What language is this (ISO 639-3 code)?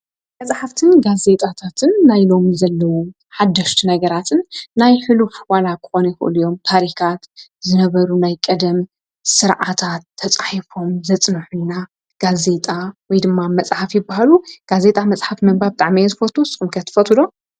tir